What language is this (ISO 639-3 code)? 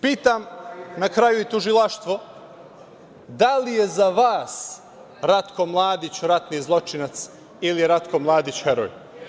srp